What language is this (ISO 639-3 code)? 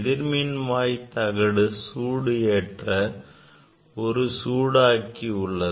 tam